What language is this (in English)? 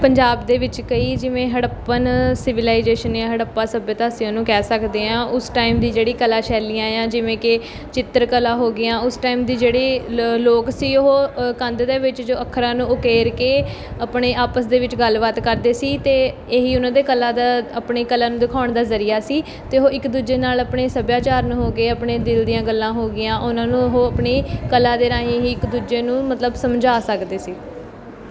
Punjabi